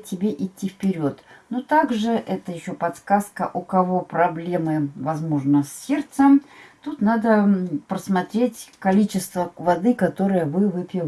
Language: Russian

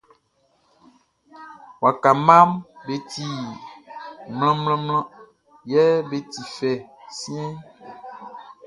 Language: Baoulé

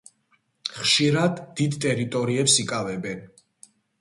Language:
Georgian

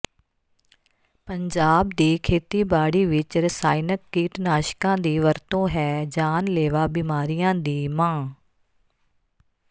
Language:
Punjabi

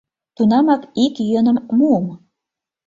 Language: Mari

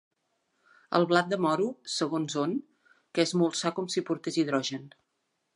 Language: Catalan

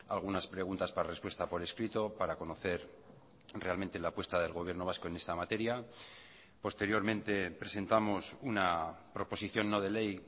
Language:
Spanish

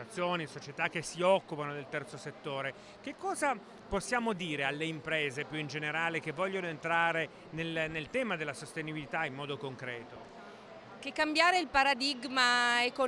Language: Italian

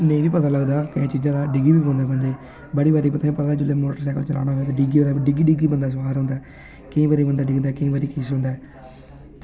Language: Dogri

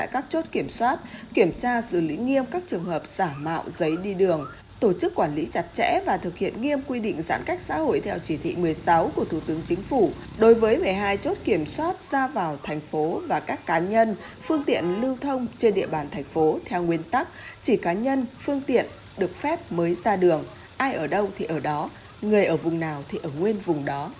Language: Vietnamese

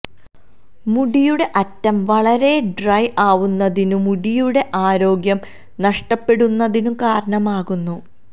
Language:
Malayalam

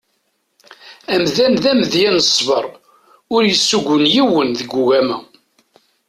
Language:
Kabyle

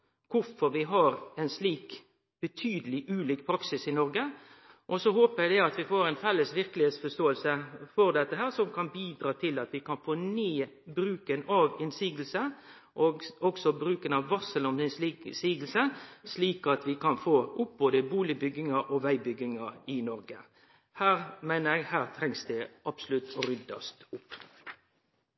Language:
Norwegian Nynorsk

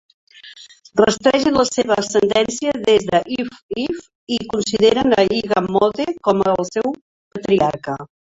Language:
Catalan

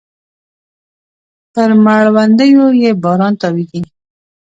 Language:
Pashto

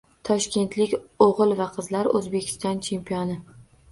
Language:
Uzbek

